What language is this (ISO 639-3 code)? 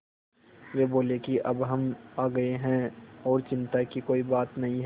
hin